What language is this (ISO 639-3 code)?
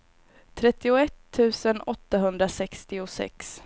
swe